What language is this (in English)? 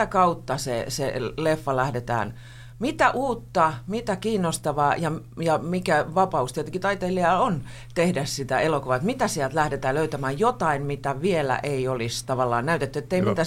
Finnish